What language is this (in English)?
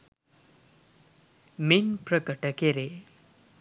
Sinhala